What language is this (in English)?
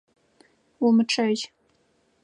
Adyghe